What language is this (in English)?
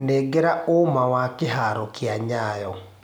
Kikuyu